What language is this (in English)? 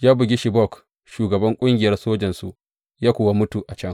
Hausa